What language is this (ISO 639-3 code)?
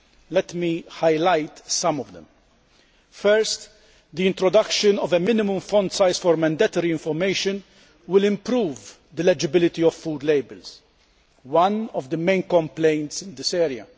eng